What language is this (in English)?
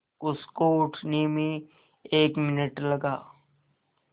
Hindi